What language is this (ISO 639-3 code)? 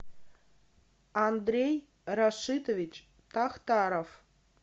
rus